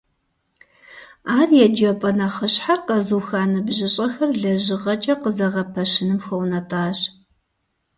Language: Kabardian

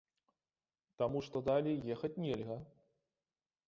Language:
Belarusian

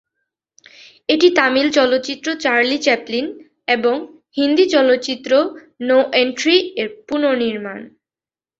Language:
Bangla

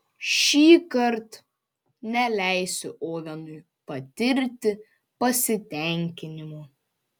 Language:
Lithuanian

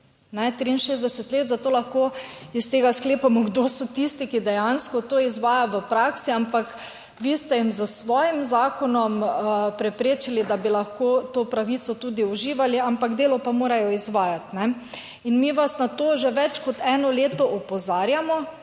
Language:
Slovenian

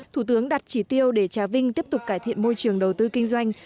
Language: Vietnamese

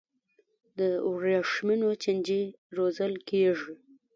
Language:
Pashto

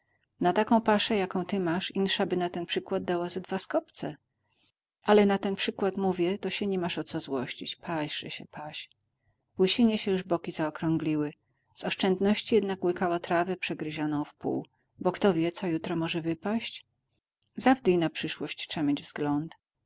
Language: Polish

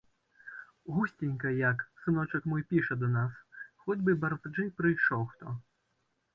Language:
Belarusian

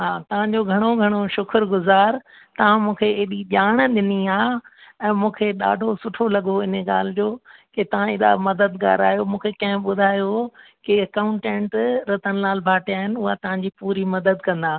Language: Sindhi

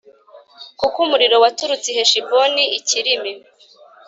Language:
Kinyarwanda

